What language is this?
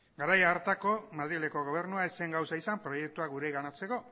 Basque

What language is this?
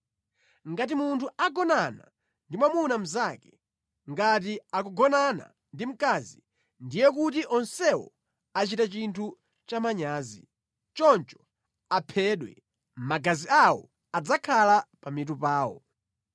Nyanja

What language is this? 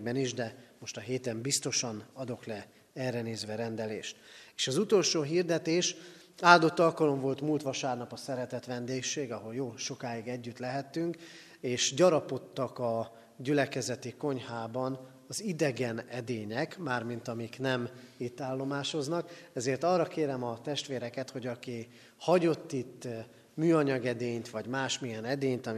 Hungarian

